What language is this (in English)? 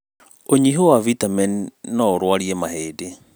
Kikuyu